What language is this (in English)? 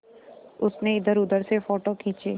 Hindi